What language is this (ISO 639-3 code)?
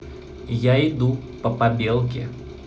rus